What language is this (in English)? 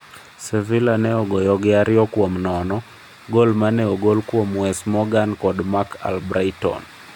Luo (Kenya and Tanzania)